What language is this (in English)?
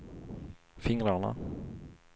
Swedish